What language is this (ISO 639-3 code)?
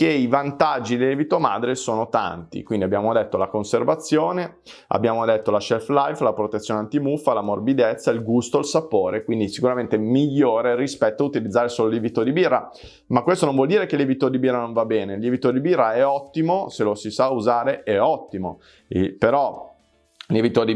ita